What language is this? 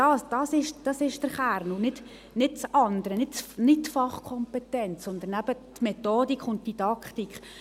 Swiss German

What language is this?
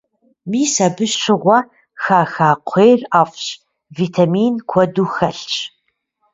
Kabardian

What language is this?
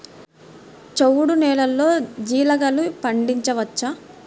Telugu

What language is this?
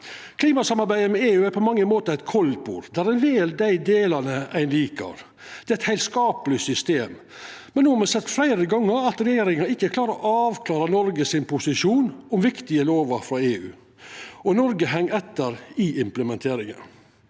Norwegian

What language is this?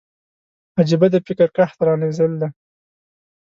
Pashto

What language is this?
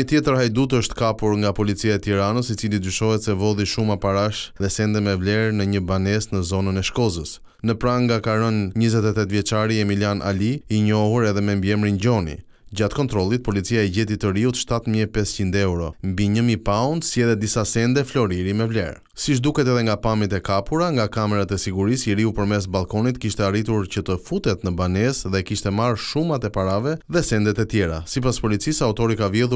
Romanian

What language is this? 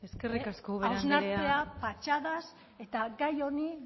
Basque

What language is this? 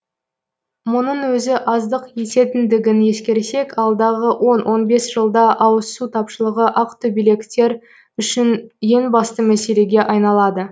Kazakh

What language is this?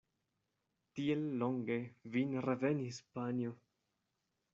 Esperanto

